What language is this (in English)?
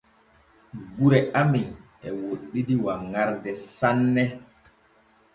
Borgu Fulfulde